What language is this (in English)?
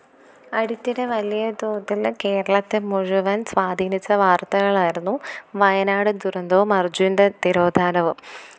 Malayalam